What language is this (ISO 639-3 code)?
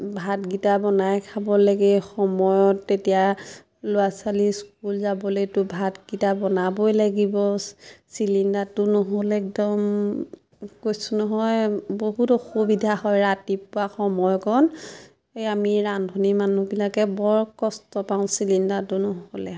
asm